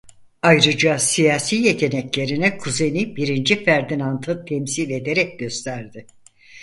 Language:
Turkish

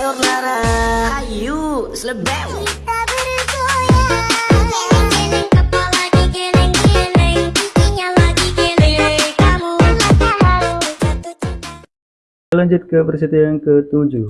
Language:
Indonesian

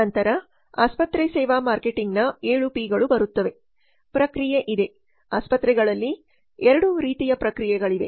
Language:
Kannada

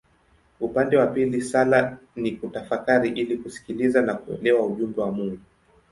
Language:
Swahili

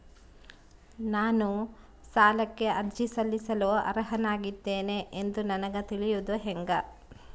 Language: Kannada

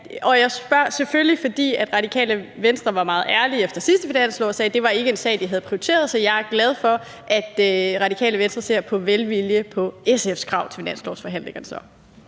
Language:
Danish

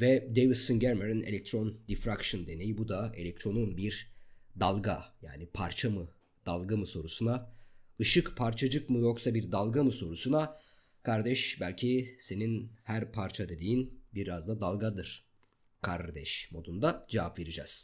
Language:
Turkish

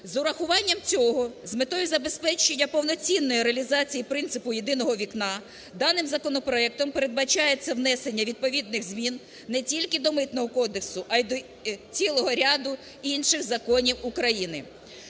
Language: Ukrainian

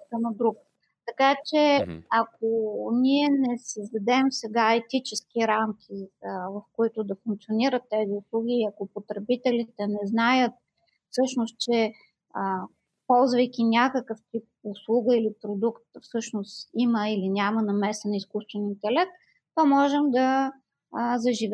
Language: Bulgarian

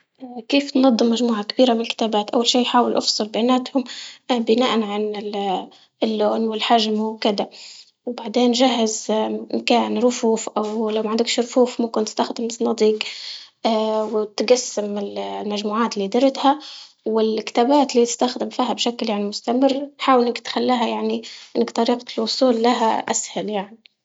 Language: Libyan Arabic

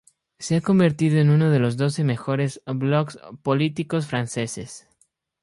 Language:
Spanish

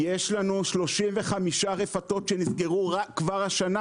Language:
Hebrew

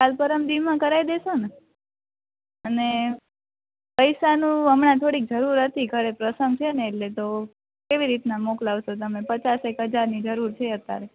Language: Gujarati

